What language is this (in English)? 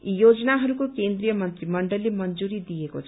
Nepali